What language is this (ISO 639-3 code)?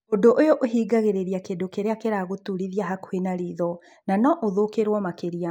kik